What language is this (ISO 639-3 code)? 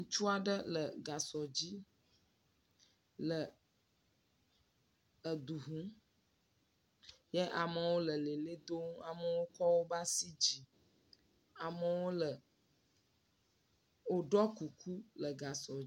ewe